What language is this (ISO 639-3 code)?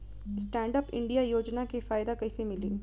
bho